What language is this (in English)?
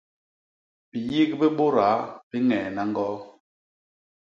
Basaa